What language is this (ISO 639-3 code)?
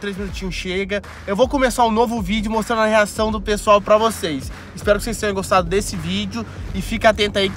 por